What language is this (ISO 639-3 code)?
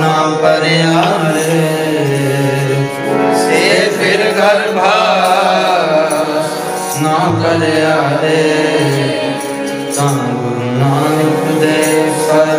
ara